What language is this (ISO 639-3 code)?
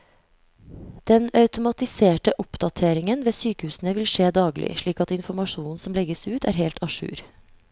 nor